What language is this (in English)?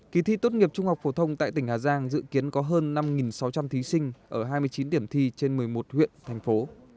Vietnamese